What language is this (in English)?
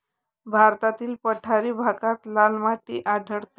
Marathi